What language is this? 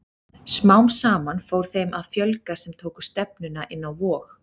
Icelandic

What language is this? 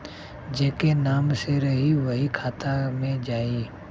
Bhojpuri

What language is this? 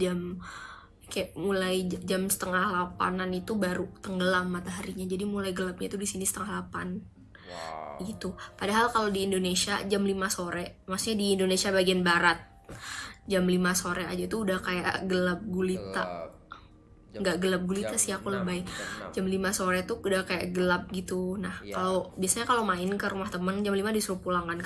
Indonesian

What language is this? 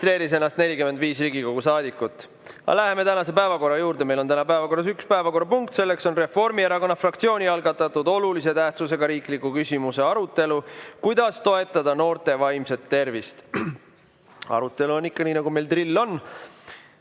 Estonian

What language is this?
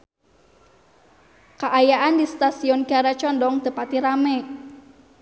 Sundanese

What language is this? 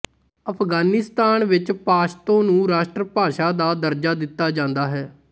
Punjabi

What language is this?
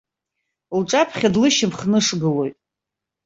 Abkhazian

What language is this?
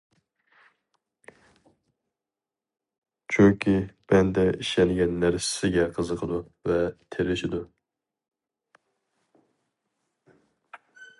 Uyghur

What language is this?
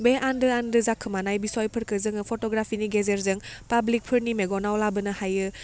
Bodo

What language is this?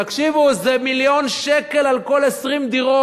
Hebrew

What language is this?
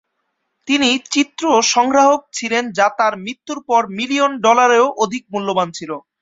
Bangla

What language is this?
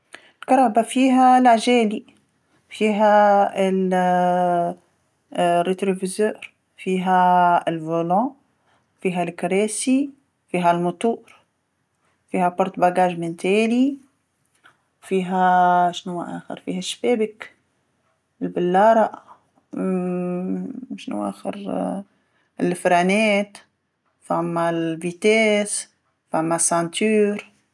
Tunisian Arabic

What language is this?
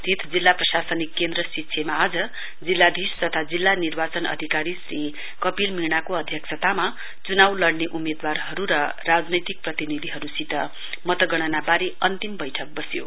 Nepali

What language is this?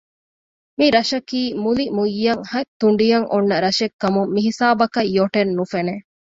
Divehi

